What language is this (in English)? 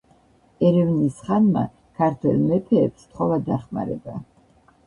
Georgian